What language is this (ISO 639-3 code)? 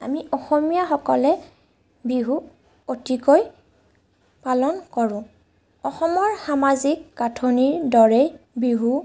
asm